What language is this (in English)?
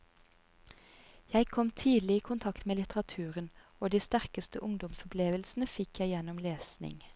Norwegian